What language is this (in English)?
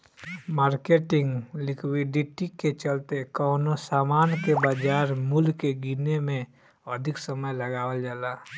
Bhojpuri